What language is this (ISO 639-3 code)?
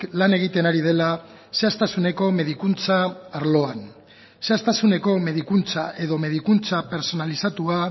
eus